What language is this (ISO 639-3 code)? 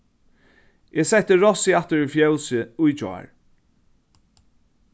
fao